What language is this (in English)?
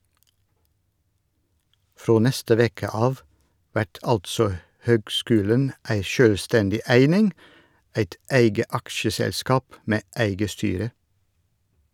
Norwegian